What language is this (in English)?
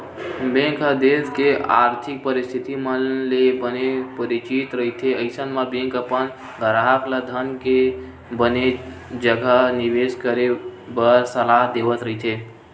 Chhattisgarhi